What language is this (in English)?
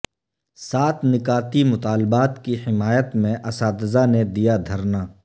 Urdu